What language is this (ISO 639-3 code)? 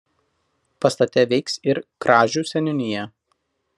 lit